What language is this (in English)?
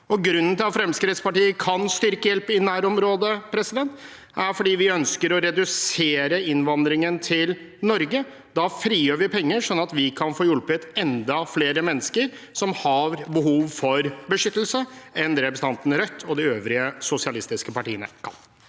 Norwegian